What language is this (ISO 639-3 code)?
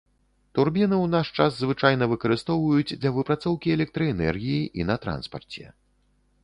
bel